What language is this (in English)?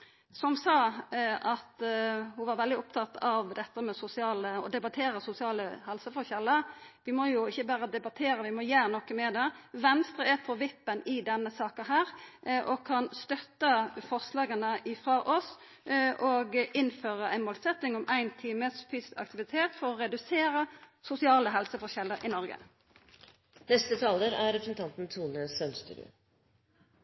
Norwegian